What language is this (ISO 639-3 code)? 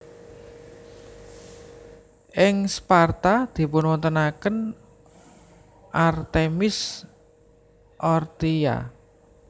jav